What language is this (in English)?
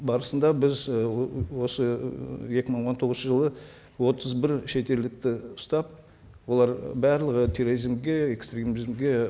Kazakh